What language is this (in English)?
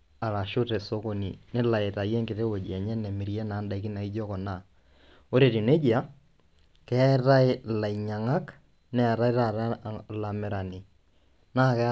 Masai